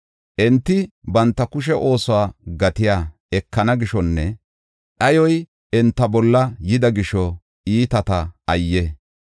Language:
Gofa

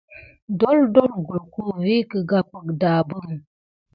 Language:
Gidar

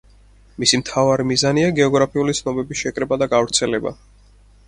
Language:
Georgian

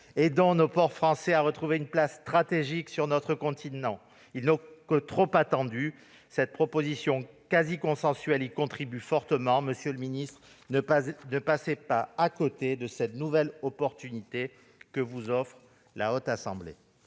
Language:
French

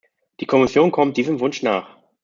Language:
German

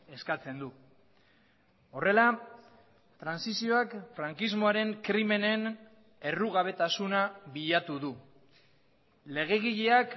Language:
Basque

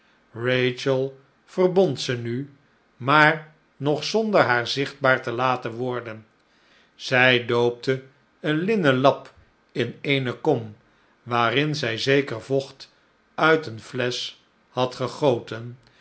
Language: Dutch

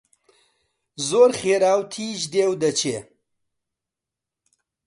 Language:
Central Kurdish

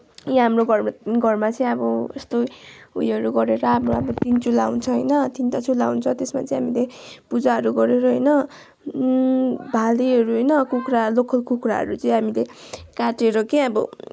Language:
Nepali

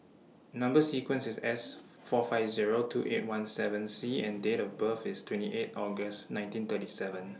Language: English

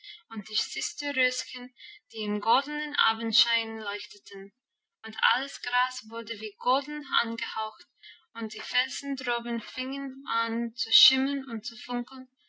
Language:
German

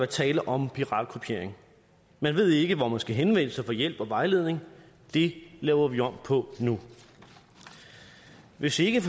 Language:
Danish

